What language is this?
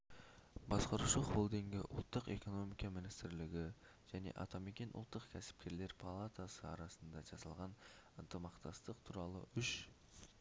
Kazakh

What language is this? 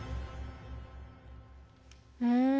Japanese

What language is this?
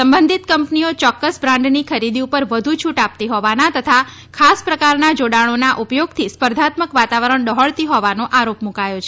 Gujarati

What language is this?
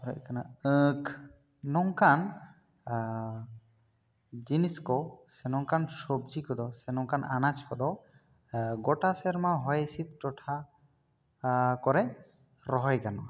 Santali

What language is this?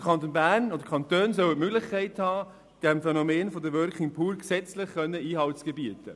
Swiss German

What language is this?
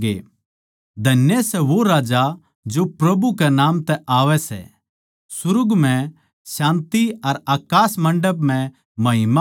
Haryanvi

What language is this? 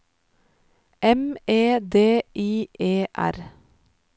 Norwegian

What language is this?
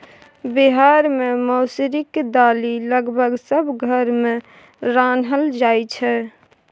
Maithili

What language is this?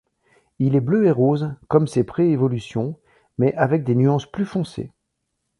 French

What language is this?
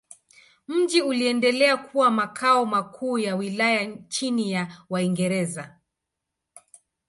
Swahili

